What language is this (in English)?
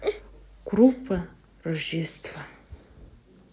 Russian